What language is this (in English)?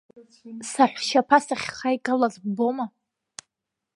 Abkhazian